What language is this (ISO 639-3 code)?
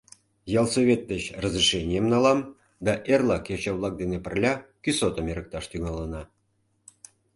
chm